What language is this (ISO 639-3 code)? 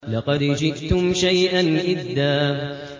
ara